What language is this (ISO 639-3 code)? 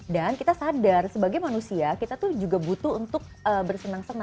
ind